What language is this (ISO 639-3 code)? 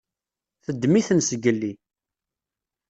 kab